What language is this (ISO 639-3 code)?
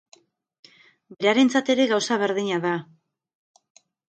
eus